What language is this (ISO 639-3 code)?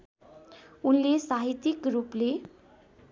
nep